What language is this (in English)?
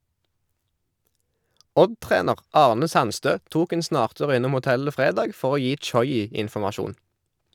Norwegian